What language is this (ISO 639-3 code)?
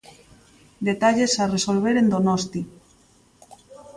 glg